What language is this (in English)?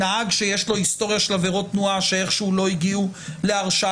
Hebrew